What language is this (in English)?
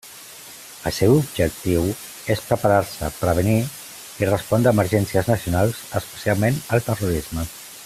Catalan